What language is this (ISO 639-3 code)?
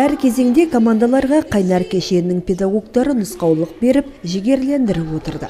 rus